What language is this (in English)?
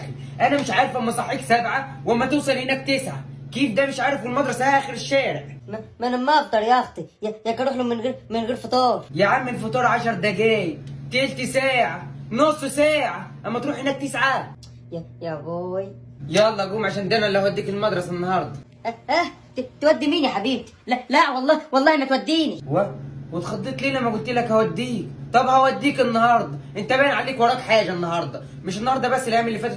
Arabic